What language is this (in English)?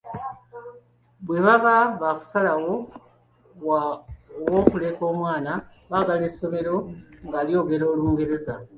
Ganda